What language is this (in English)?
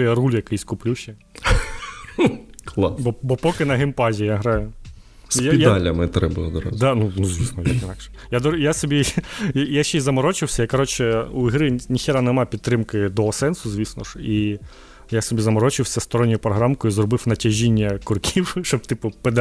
Ukrainian